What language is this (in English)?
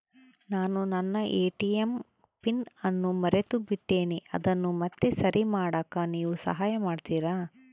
Kannada